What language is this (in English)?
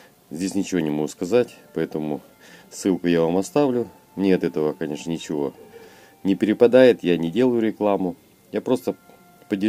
Russian